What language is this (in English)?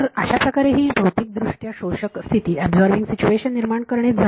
Marathi